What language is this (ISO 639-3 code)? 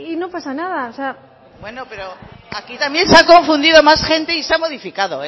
spa